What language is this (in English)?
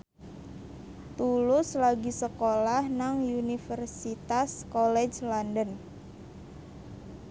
Javanese